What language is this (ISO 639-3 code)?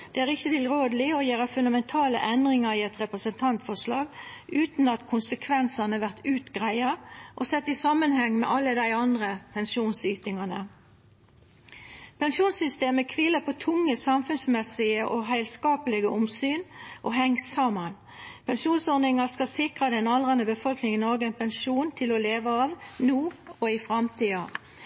nno